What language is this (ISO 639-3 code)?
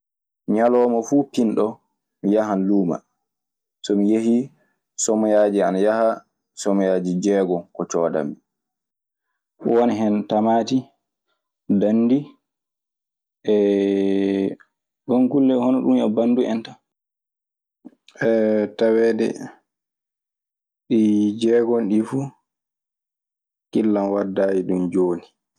ffm